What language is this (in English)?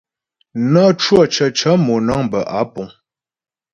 Ghomala